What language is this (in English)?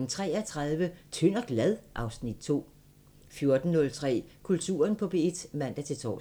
Danish